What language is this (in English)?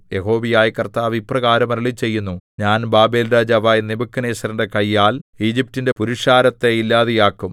Malayalam